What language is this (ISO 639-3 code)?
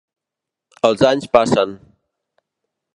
cat